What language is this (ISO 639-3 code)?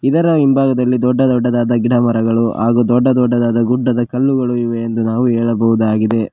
kan